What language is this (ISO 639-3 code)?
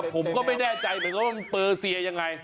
tha